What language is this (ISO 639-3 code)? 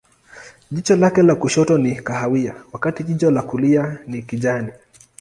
swa